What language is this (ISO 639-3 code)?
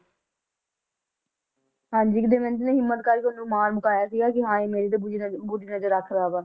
pan